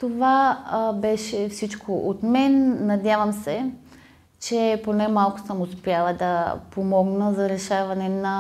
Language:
Bulgarian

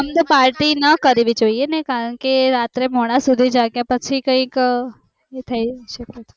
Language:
Gujarati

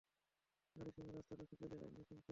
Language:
Bangla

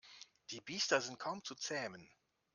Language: German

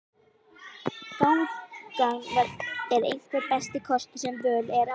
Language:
Icelandic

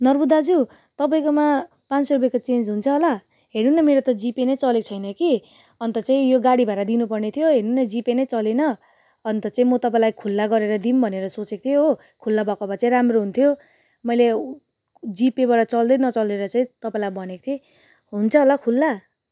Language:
Nepali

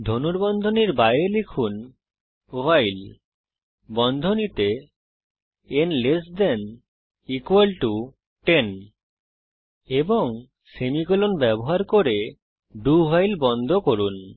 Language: Bangla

